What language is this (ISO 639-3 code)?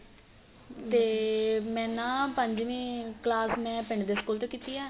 pan